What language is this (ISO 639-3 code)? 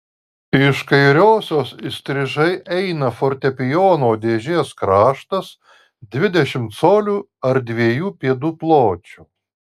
lit